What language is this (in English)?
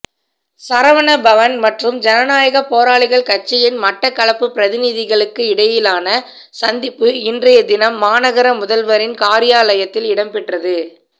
Tamil